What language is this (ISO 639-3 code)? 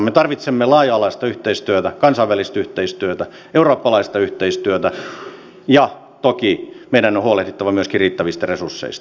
fin